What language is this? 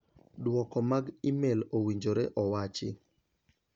Luo (Kenya and Tanzania)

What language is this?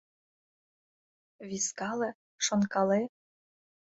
Mari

